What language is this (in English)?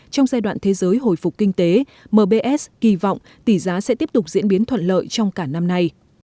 Vietnamese